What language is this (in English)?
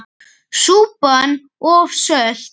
Icelandic